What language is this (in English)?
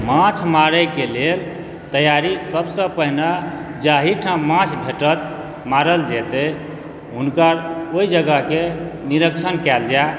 Maithili